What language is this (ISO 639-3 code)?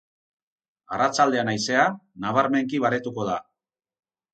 eus